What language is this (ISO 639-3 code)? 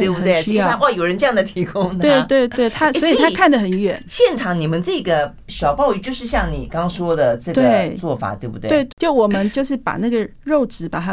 zho